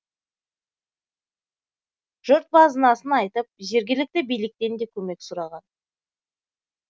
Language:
Kazakh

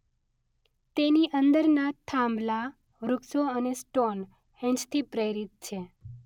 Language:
Gujarati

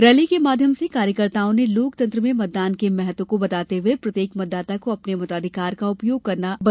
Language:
Hindi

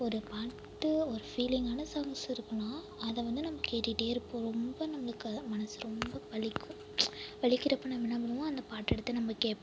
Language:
Tamil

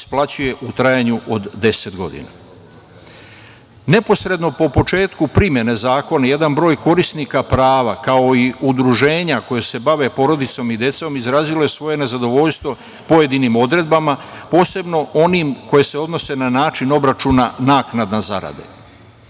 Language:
Serbian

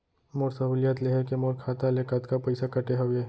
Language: Chhattisgarhi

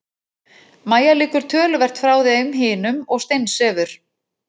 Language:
Icelandic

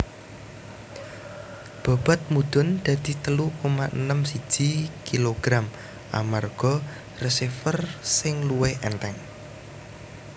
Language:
Javanese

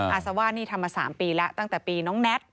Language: Thai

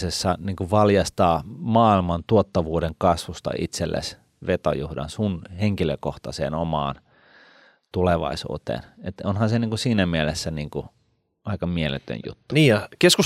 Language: Finnish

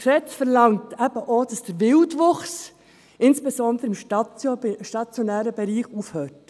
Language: Swiss German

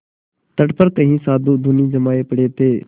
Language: Hindi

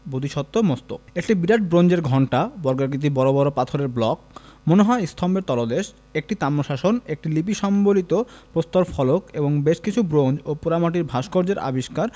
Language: Bangla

